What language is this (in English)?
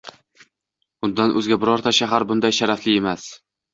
Uzbek